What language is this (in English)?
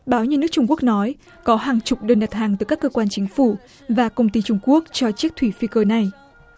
Vietnamese